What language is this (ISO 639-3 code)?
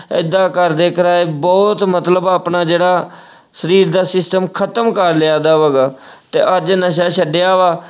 pan